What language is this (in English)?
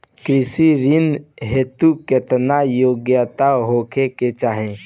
Bhojpuri